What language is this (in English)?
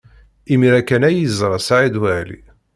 Kabyle